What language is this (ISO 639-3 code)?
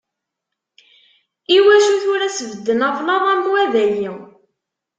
kab